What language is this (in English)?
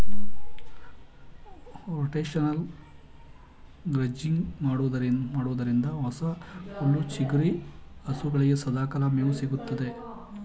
Kannada